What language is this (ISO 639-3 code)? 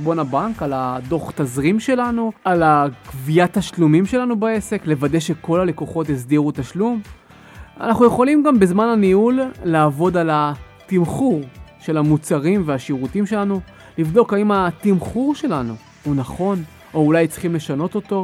heb